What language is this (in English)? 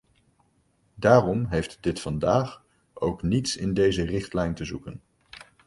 Dutch